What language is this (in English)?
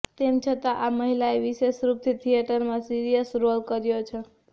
Gujarati